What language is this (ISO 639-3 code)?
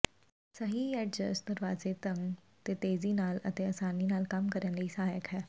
pan